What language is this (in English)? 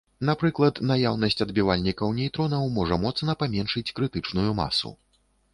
Belarusian